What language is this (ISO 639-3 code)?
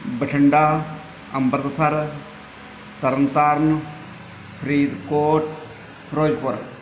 pan